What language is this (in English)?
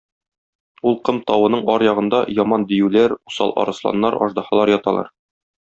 Tatar